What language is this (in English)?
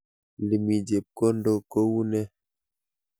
Kalenjin